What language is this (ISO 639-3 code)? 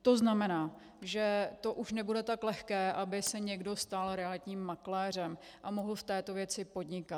ces